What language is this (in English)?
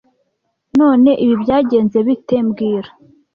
Kinyarwanda